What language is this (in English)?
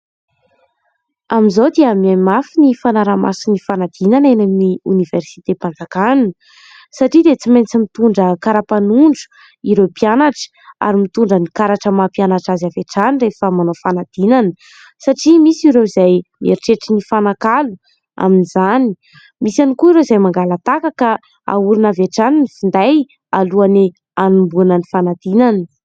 Malagasy